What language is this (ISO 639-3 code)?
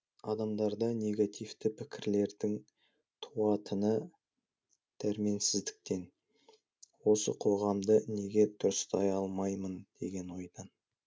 kaz